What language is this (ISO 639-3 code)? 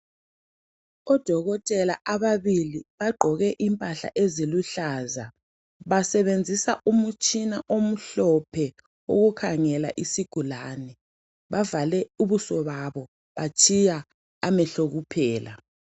nde